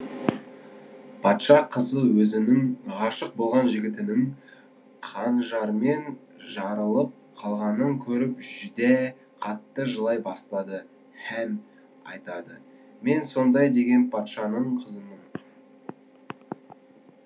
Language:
Kazakh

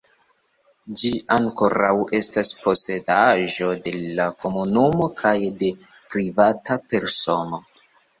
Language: Esperanto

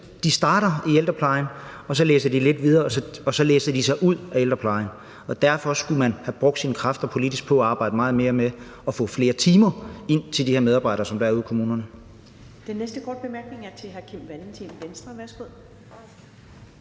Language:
Danish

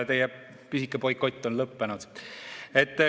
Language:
Estonian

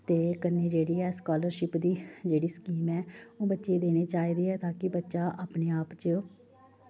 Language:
Dogri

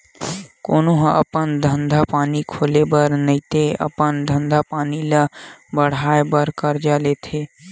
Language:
Chhattisgarhi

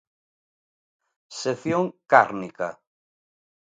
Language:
Galician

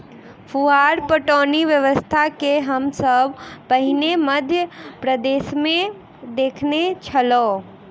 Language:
Maithili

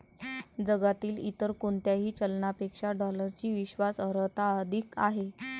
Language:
Marathi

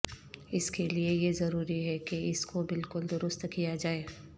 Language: Urdu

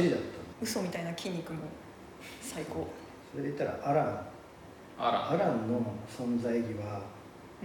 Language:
Japanese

